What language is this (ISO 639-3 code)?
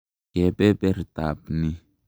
kln